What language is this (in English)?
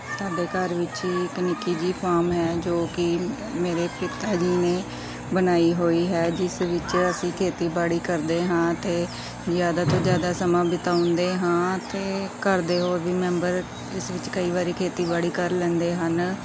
Punjabi